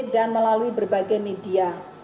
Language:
Indonesian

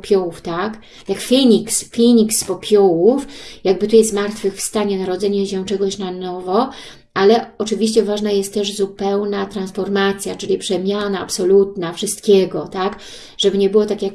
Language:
Polish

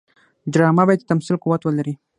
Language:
Pashto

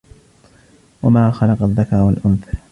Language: Arabic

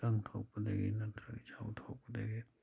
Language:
Manipuri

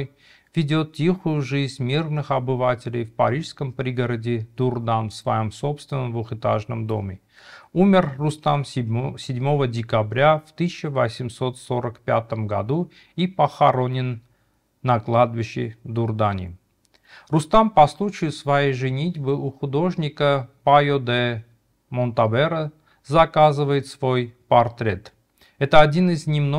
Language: Russian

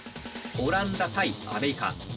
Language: Japanese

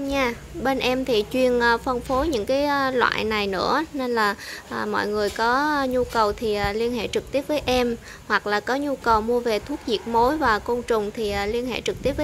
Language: Vietnamese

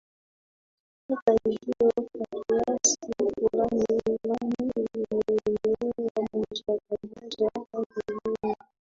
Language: Swahili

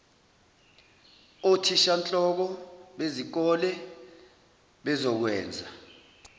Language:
Zulu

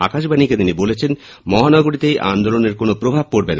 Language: Bangla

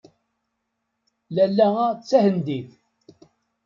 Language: Kabyle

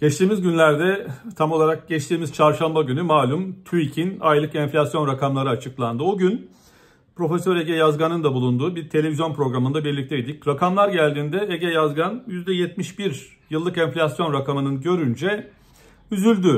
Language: Turkish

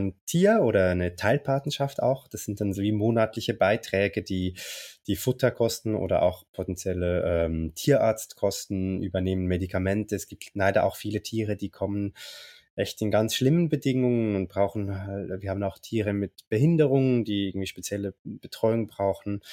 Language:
German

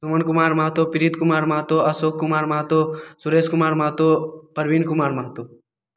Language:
Maithili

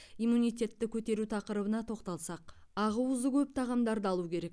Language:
Kazakh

